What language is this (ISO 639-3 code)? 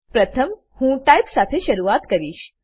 guj